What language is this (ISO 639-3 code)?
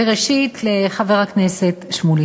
heb